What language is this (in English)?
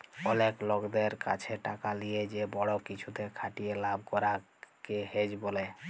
Bangla